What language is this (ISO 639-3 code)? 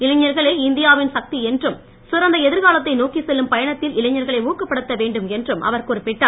tam